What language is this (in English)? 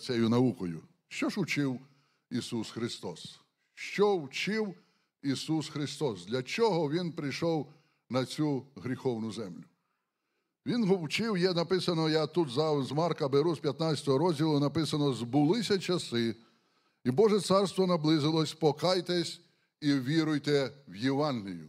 Ukrainian